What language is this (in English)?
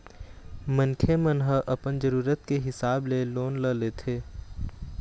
Chhattisgarhi